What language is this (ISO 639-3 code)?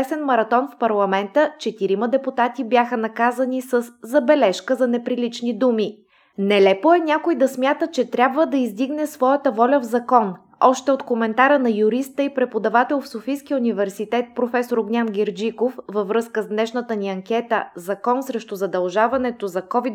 bul